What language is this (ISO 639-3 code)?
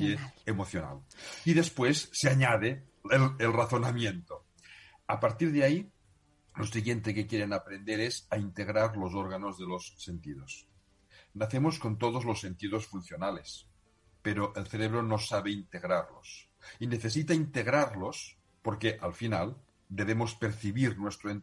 spa